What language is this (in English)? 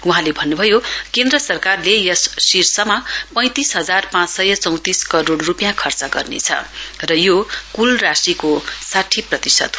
Nepali